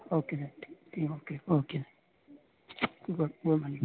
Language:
Urdu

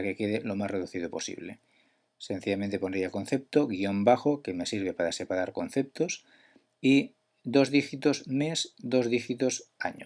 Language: Spanish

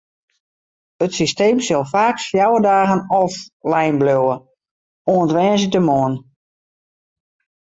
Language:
Western Frisian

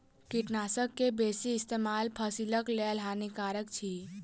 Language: Maithili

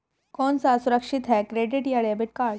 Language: Hindi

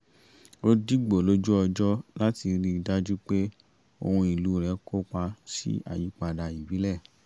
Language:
Yoruba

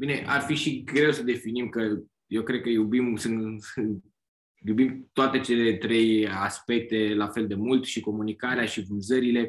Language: Romanian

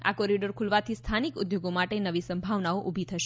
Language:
Gujarati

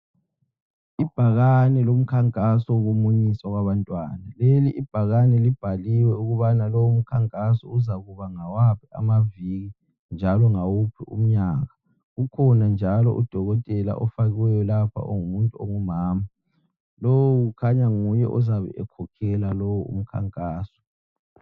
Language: North Ndebele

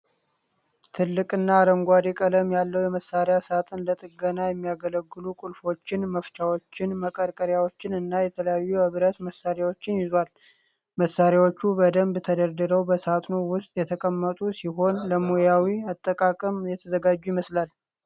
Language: Amharic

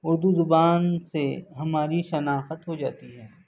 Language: Urdu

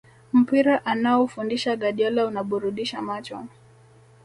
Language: Swahili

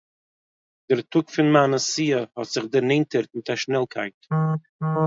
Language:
Yiddish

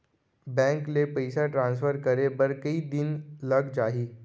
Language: Chhattisgarhi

